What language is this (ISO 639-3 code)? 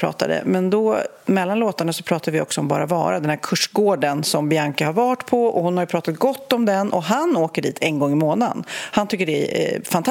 swe